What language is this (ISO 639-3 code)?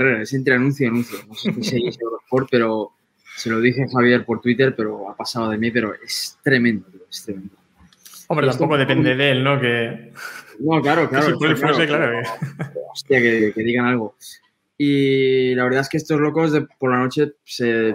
spa